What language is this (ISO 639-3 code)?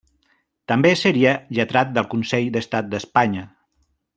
cat